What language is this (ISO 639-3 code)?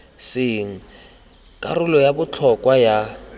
tsn